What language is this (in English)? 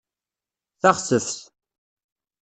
Kabyle